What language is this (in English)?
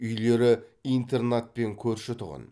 Kazakh